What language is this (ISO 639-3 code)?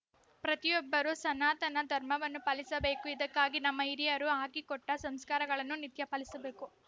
kan